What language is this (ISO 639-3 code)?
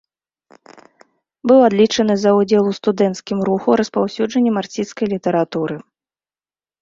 bel